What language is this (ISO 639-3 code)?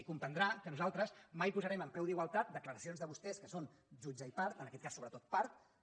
cat